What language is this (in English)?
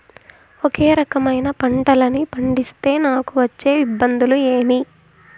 Telugu